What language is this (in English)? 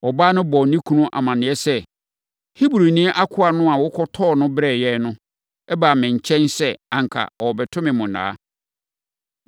Akan